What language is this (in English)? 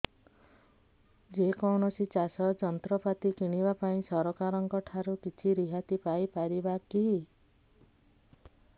Odia